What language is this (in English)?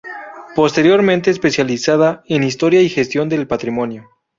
Spanish